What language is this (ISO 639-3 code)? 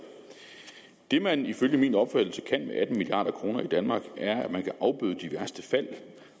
dan